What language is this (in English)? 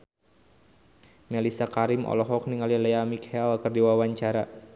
Sundanese